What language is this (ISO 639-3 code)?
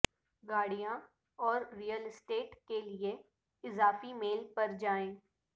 urd